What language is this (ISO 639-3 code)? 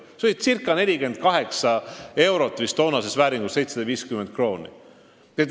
est